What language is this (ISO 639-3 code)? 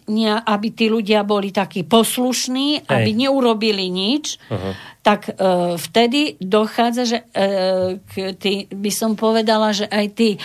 slk